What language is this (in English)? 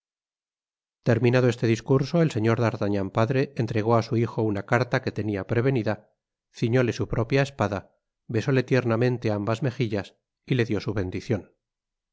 Spanish